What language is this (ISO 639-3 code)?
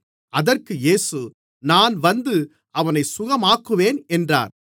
tam